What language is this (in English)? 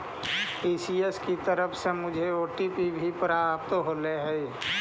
Magahi